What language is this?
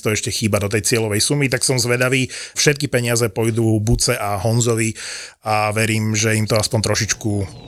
Slovak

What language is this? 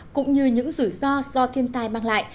Vietnamese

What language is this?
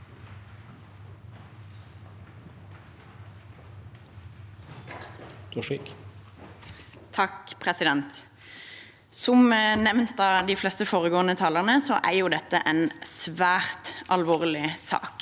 Norwegian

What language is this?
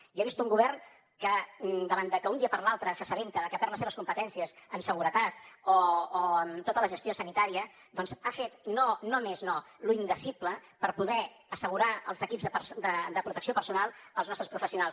Catalan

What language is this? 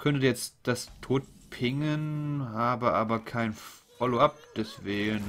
German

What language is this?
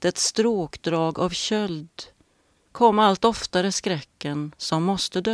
Swedish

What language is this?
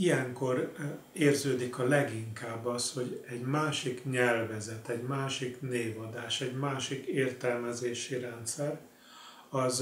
Hungarian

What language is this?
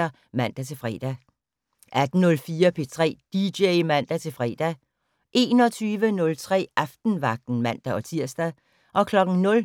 Danish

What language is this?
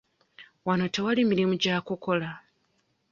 Ganda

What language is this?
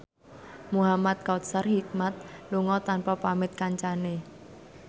Javanese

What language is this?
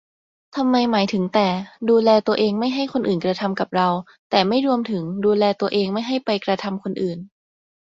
Thai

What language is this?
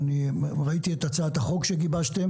Hebrew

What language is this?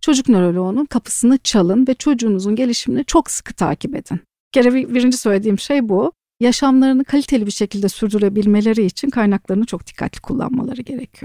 Turkish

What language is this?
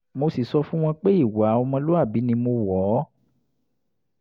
Yoruba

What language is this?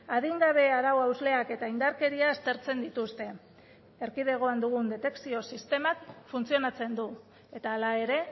Basque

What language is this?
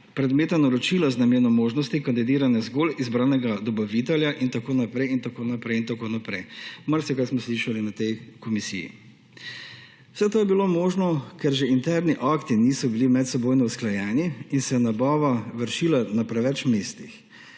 Slovenian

